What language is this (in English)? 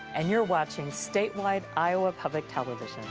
English